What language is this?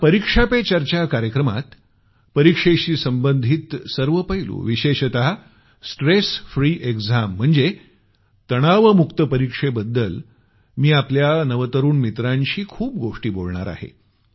Marathi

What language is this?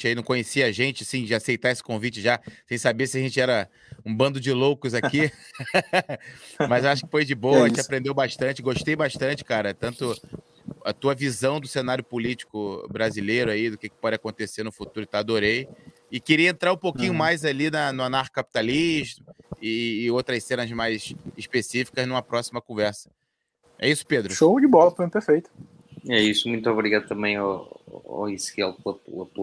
Portuguese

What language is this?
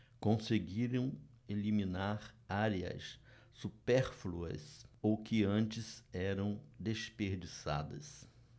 Portuguese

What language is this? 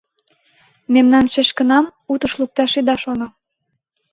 Mari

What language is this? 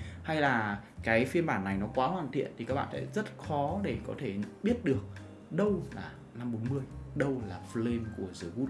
Vietnamese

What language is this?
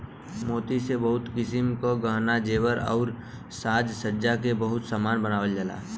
Bhojpuri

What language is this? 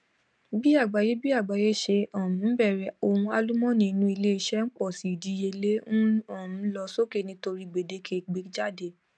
Yoruba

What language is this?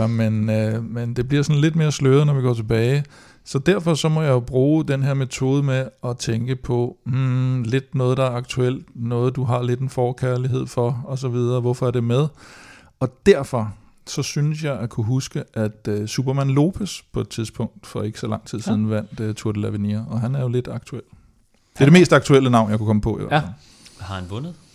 Danish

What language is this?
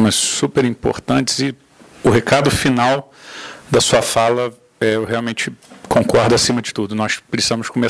Portuguese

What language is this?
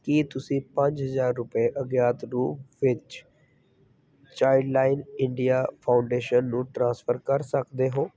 Punjabi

